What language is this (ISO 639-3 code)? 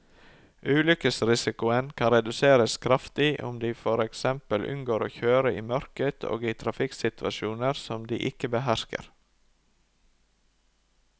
nor